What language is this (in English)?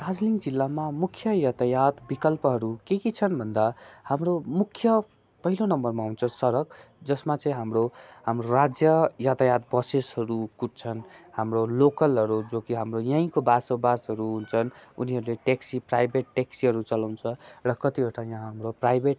Nepali